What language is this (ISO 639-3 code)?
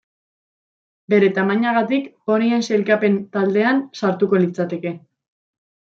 eus